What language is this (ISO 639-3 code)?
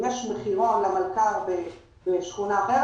heb